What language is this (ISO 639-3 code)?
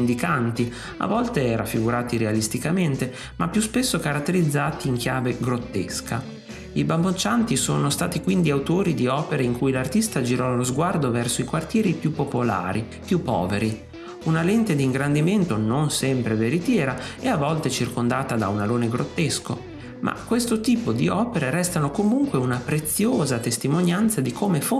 ita